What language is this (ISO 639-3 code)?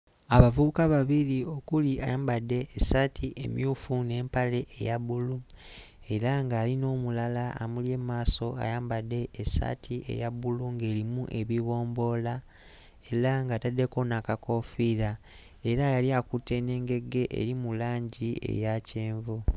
lug